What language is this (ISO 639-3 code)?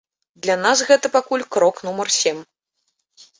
bel